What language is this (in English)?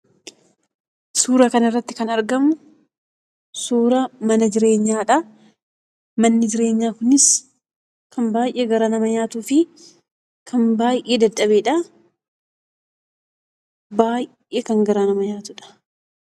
Oromo